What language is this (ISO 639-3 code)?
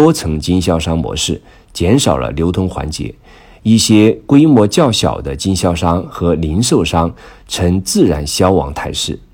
zho